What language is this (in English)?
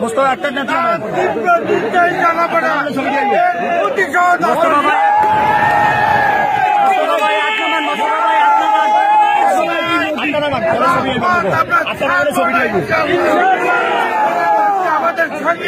Arabic